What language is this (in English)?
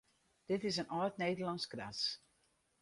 Western Frisian